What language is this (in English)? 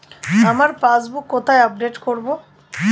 Bangla